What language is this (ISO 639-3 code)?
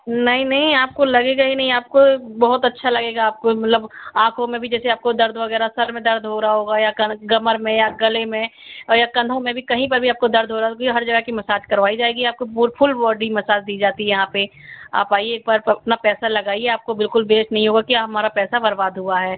hin